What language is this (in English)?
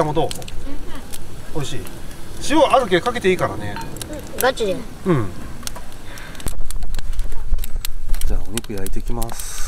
Japanese